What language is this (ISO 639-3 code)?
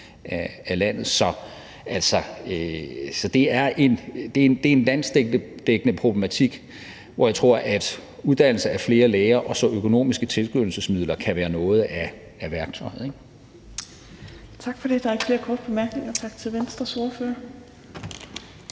dan